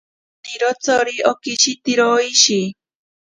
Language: Ashéninka Perené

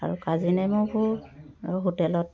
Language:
Assamese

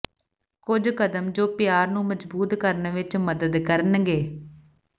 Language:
Punjabi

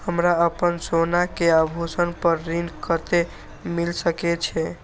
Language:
Maithili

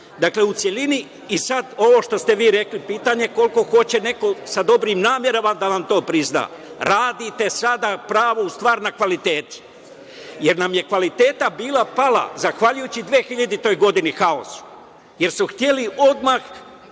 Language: Serbian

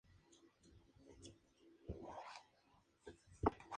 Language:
Spanish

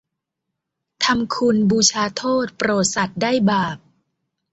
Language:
Thai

